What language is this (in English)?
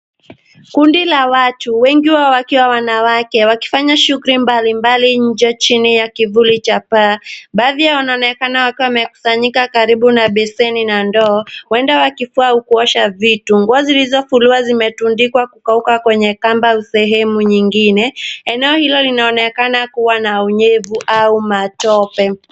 Swahili